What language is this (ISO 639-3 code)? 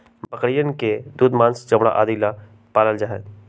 mag